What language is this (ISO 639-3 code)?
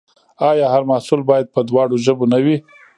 pus